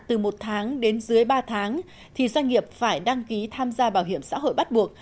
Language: Vietnamese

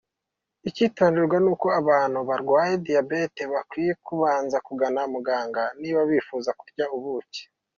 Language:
Kinyarwanda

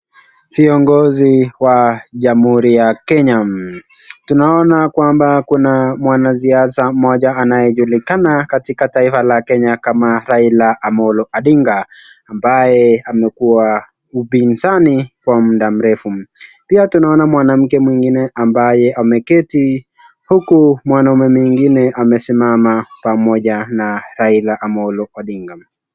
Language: Swahili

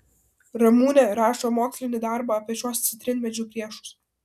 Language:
Lithuanian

